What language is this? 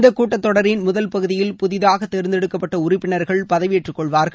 Tamil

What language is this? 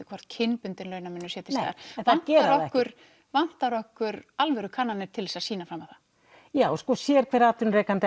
Icelandic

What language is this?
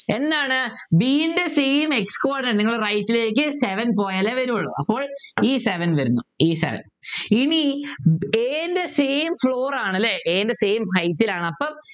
Malayalam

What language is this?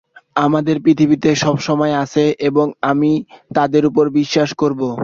Bangla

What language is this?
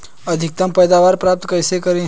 Hindi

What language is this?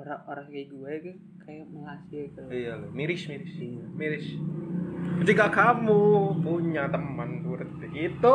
Indonesian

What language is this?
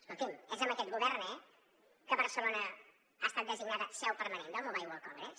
Catalan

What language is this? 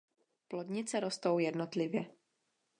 Czech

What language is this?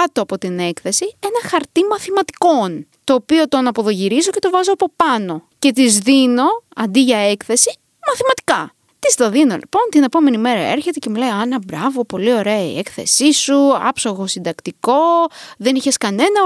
Greek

